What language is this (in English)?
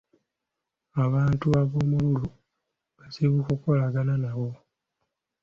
Ganda